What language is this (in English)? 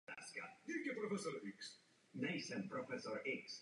Czech